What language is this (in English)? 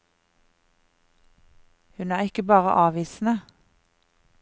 Norwegian